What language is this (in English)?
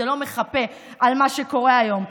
Hebrew